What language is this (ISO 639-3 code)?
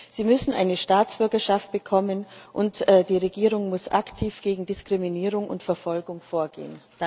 deu